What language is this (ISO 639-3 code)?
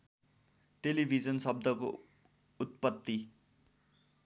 nep